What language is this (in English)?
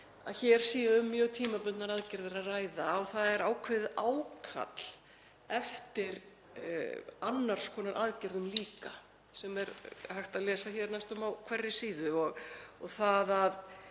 Icelandic